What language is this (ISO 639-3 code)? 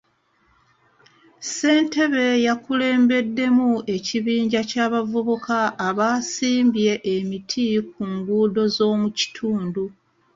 lug